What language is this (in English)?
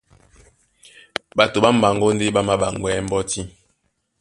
Duala